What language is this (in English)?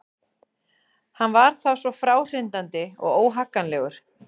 Icelandic